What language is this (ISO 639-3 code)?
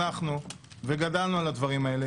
heb